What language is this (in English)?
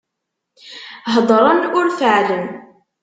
Kabyle